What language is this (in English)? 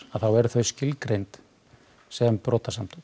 Icelandic